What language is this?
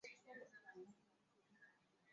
Swahili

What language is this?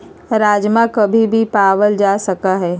Magahi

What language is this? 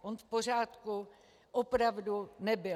Czech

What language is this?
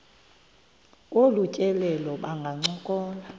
Xhosa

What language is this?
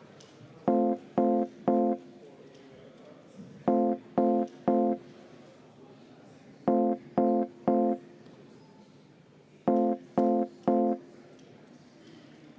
Estonian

